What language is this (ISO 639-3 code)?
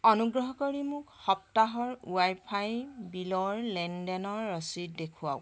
asm